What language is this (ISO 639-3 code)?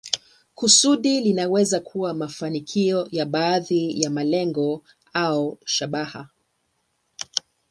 swa